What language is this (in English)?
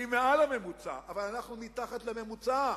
Hebrew